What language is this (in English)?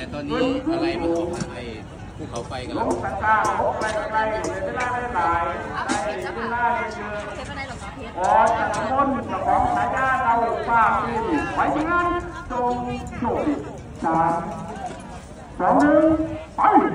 Thai